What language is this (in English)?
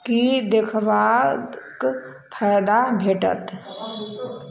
Maithili